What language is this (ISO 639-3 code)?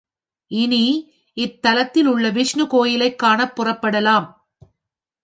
tam